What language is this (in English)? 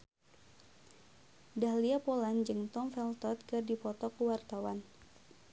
Sundanese